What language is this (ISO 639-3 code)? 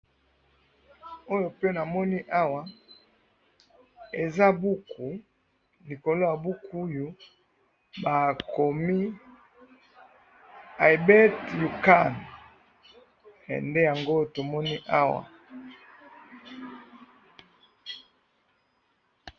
lin